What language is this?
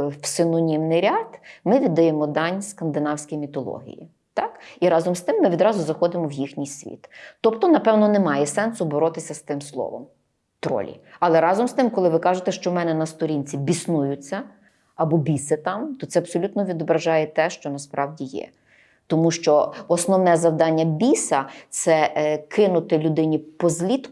Ukrainian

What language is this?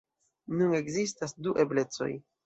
Esperanto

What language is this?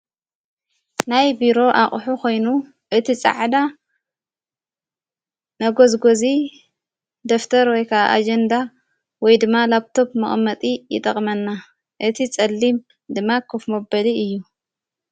Tigrinya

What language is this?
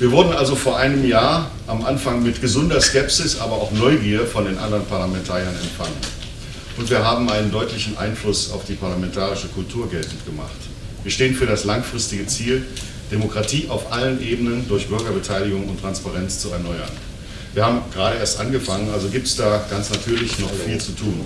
German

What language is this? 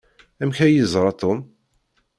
Kabyle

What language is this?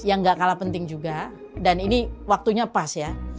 Indonesian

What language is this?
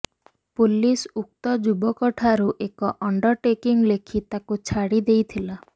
Odia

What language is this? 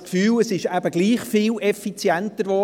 Swiss German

